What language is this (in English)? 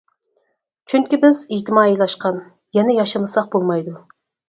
Uyghur